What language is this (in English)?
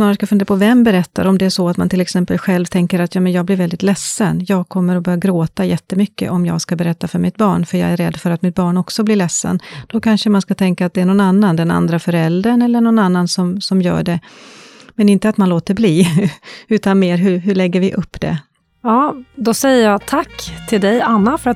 Swedish